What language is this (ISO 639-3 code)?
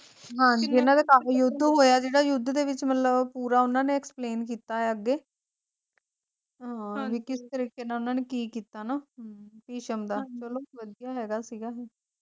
pan